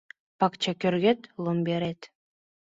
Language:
Mari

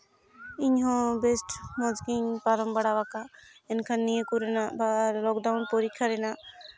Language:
Santali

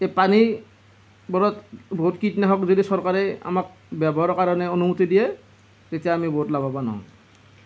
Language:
Assamese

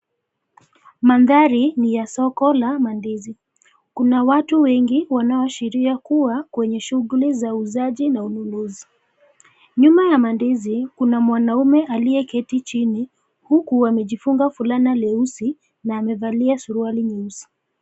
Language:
Swahili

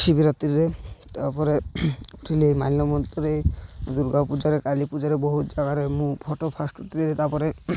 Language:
Odia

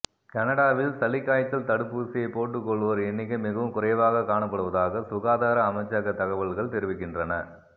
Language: Tamil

